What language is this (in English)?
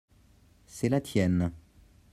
French